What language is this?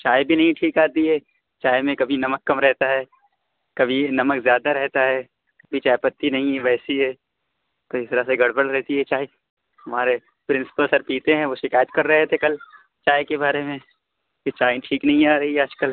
Urdu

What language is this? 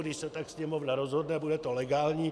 Czech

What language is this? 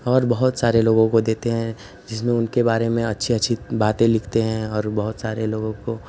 Hindi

